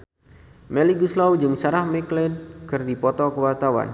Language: Sundanese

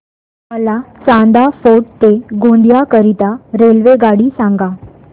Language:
Marathi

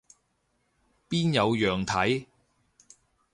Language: Cantonese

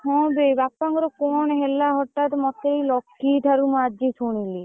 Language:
Odia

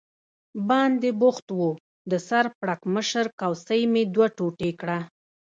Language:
Pashto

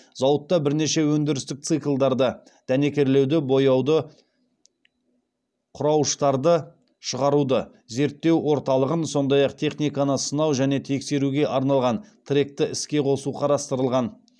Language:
Kazakh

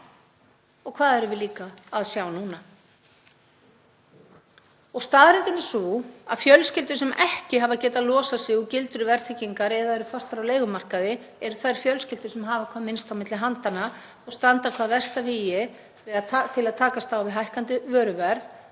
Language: Icelandic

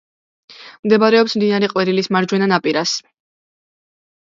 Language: Georgian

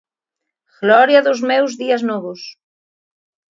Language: Galician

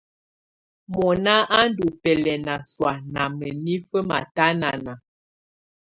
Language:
Tunen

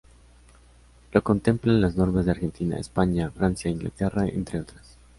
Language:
Spanish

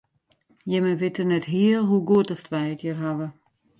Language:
Western Frisian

